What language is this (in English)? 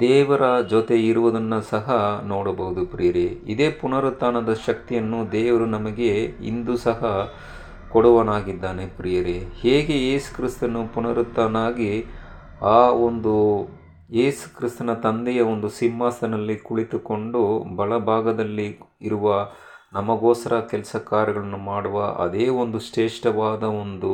Kannada